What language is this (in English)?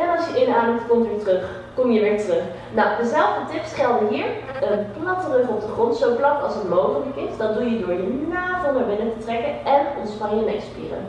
Dutch